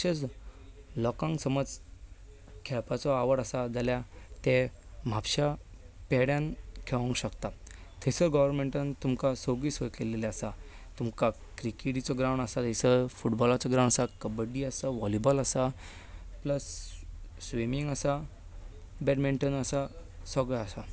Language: Konkani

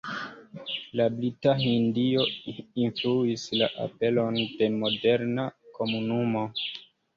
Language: Esperanto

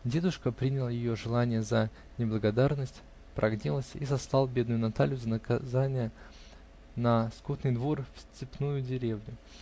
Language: Russian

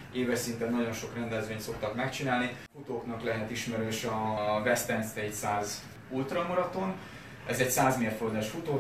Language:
Hungarian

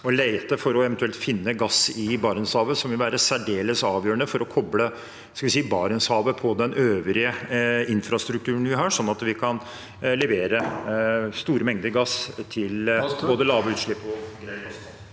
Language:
Norwegian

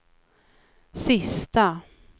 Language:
Swedish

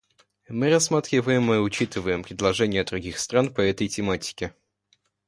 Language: Russian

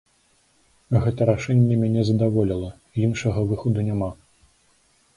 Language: Belarusian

